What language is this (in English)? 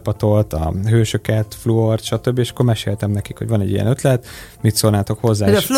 Hungarian